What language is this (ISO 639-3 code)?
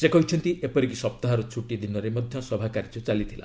ori